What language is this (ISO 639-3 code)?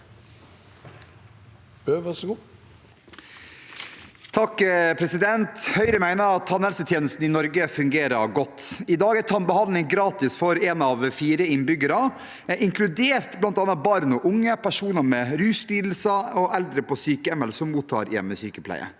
nor